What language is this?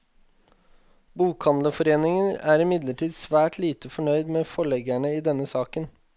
Norwegian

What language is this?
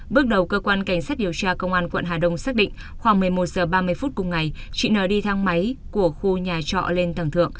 Vietnamese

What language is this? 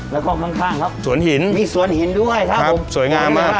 Thai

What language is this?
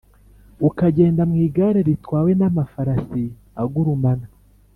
Kinyarwanda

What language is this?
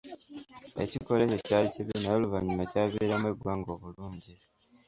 Ganda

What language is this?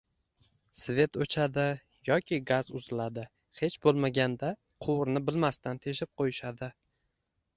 Uzbek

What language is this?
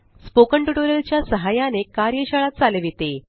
Marathi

